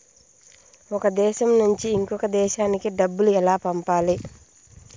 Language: Telugu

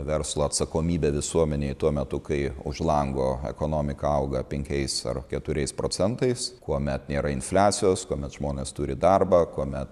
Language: Lithuanian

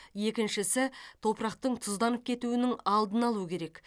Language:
Kazakh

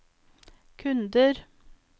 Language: Norwegian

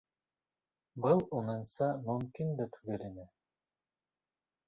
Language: Bashkir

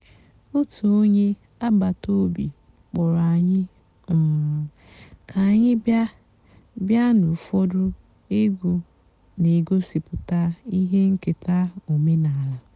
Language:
Igbo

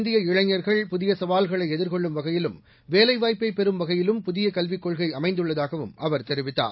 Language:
Tamil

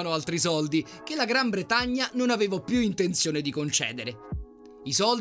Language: Italian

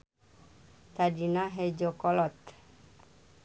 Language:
Sundanese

